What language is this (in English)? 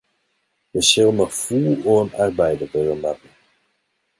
Western Frisian